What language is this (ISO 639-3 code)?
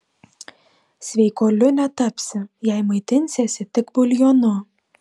lit